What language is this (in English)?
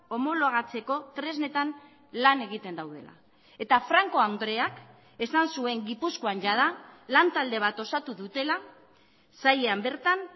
Basque